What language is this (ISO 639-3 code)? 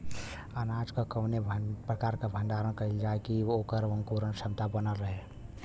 bho